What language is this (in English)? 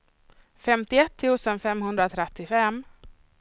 Swedish